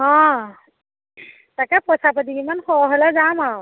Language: Assamese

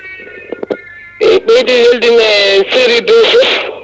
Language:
Fula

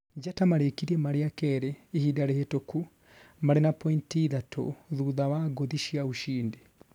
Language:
Kikuyu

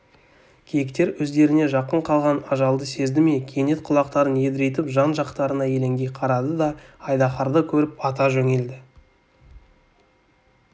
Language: Kazakh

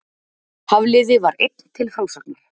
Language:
Icelandic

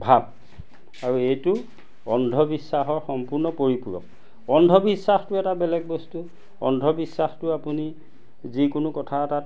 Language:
Assamese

